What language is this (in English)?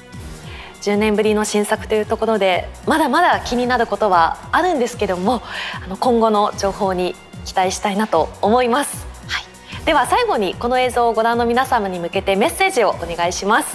Japanese